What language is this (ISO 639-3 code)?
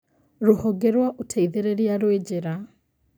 kik